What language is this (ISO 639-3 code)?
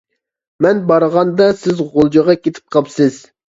uig